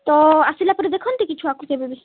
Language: Odia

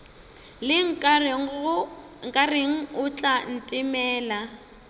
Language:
Northern Sotho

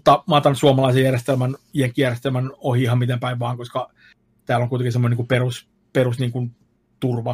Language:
Finnish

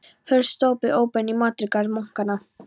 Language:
Icelandic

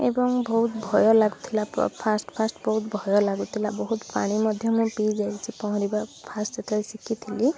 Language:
Odia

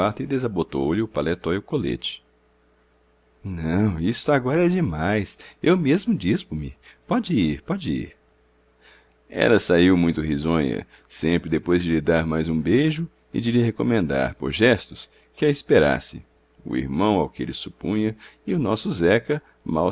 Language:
Portuguese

